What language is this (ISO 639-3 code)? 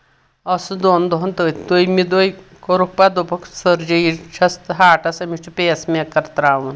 kas